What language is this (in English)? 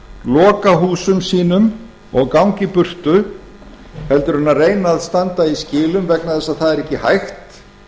Icelandic